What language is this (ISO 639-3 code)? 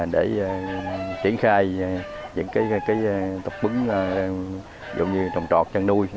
vie